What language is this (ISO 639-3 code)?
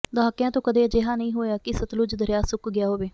pan